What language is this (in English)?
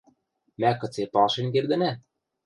Western Mari